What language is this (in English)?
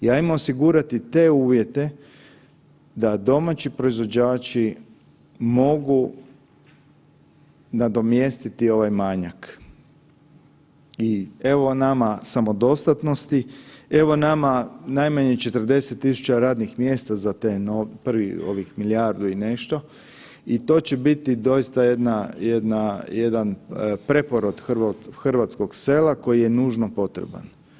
Croatian